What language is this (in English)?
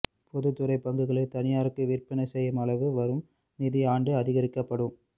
Tamil